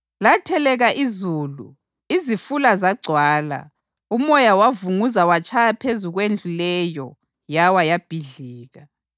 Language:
North Ndebele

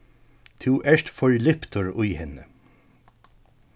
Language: Faroese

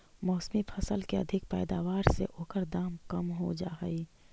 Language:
Magahi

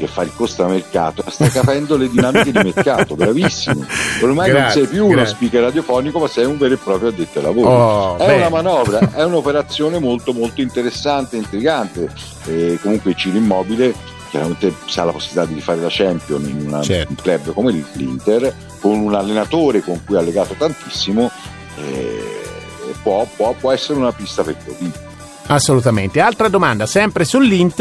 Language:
Italian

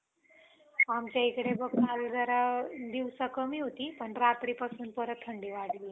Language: Marathi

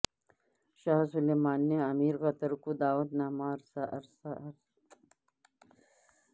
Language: Urdu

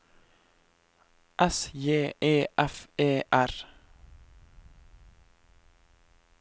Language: Norwegian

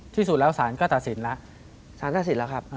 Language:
Thai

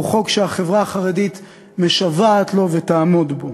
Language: Hebrew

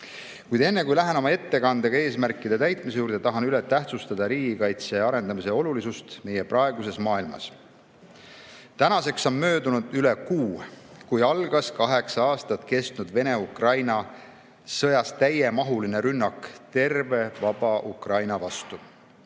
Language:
Estonian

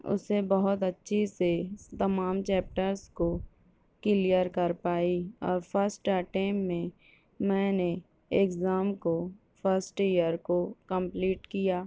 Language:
Urdu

